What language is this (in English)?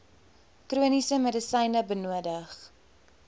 Afrikaans